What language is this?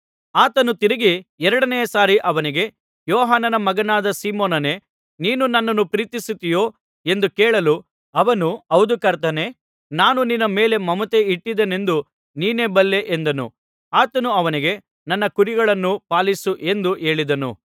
Kannada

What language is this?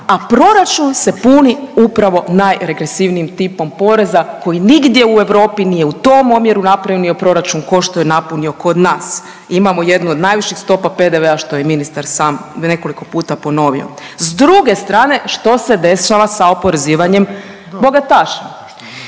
Croatian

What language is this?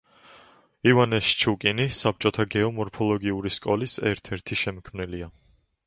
Georgian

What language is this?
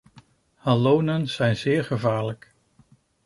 Dutch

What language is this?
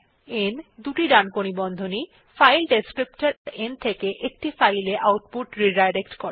Bangla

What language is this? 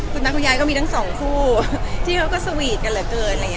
Thai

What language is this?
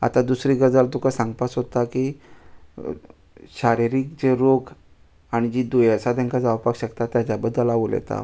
Konkani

